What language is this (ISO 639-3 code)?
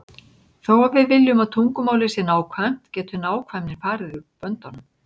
isl